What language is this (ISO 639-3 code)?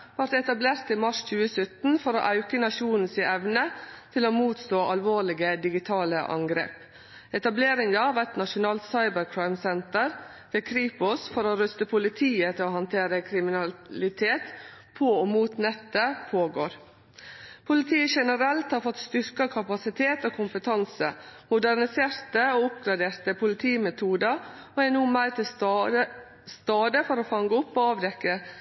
nno